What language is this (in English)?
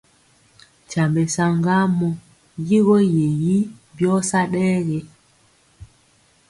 Mpiemo